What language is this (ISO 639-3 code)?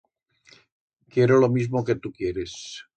arg